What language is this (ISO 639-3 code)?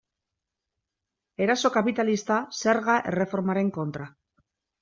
eus